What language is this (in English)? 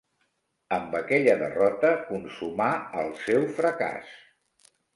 Catalan